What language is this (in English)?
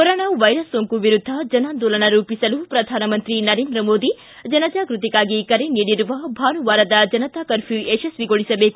Kannada